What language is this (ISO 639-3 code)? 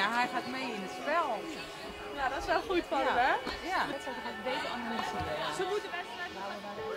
nld